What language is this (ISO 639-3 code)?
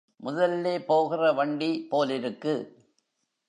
tam